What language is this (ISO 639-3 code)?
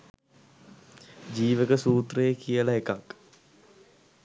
sin